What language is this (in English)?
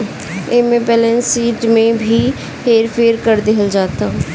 Bhojpuri